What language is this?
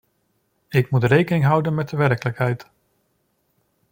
Dutch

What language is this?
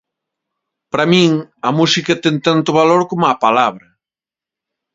Galician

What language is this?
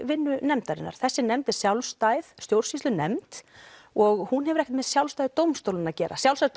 Icelandic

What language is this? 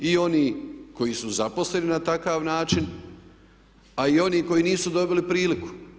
Croatian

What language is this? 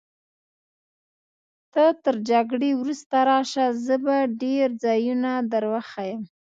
Pashto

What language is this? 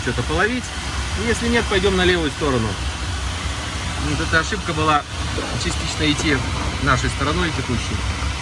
Russian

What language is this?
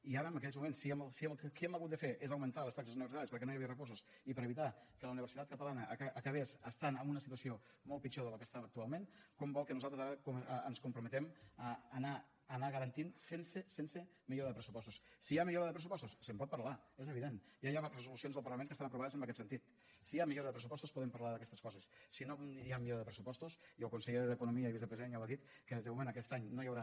Catalan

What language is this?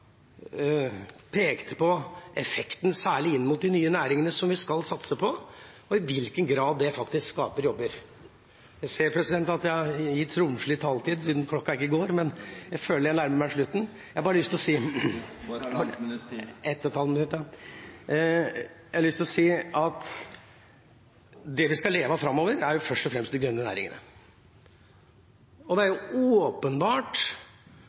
Norwegian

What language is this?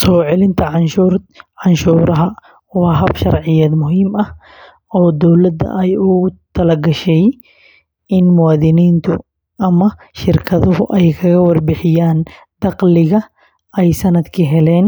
Somali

